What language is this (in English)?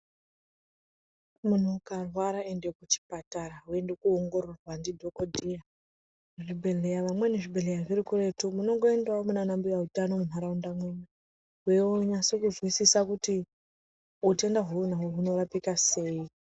Ndau